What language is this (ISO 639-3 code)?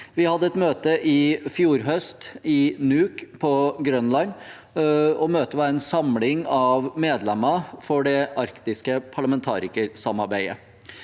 nor